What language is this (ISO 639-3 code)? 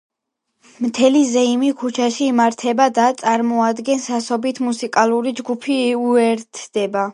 kat